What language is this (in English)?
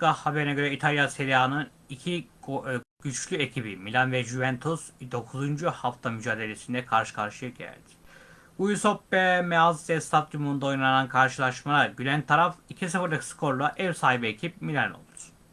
Turkish